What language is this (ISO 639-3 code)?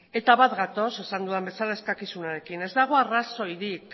eus